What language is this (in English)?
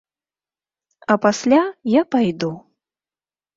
Belarusian